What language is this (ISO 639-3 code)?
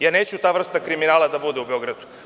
srp